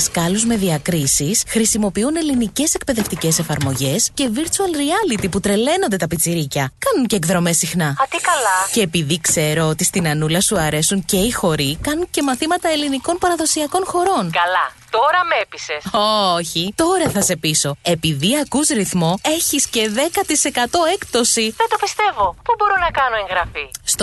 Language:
Greek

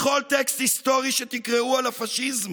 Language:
Hebrew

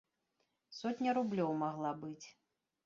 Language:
Belarusian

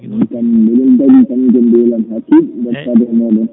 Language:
Fula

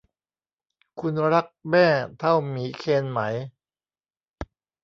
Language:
Thai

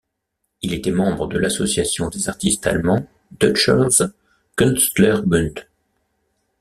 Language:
French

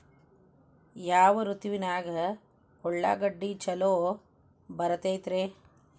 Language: Kannada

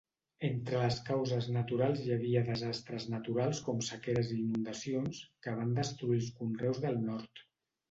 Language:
Catalan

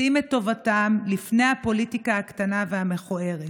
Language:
Hebrew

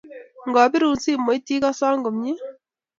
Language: Kalenjin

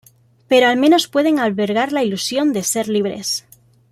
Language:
Spanish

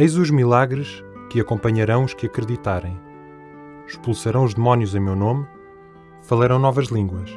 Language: Portuguese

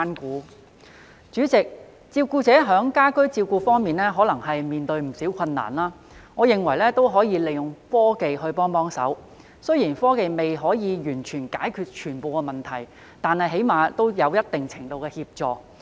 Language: Cantonese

